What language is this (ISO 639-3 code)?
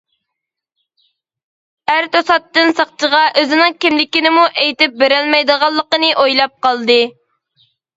uig